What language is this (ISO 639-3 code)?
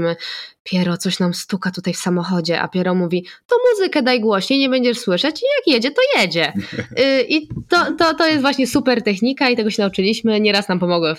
pol